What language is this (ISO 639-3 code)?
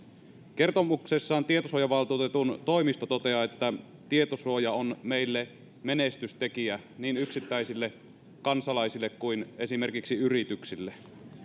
fin